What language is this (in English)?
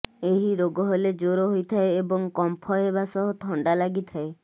Odia